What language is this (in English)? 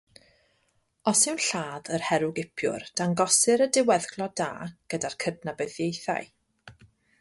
Welsh